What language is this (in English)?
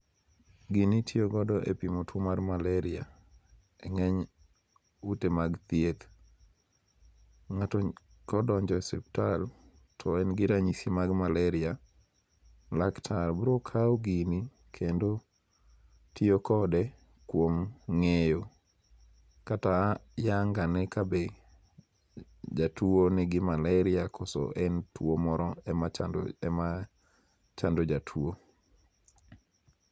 Luo (Kenya and Tanzania)